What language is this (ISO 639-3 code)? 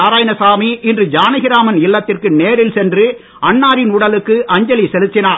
tam